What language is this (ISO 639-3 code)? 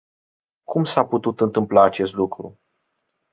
ron